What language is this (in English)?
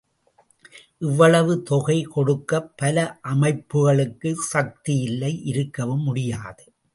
Tamil